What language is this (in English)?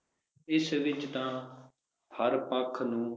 Punjabi